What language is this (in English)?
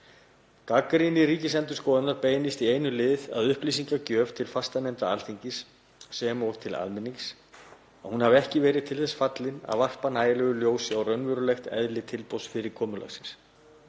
Icelandic